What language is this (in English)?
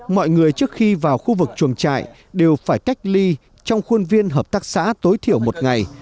Vietnamese